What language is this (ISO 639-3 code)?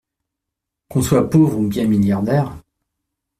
fra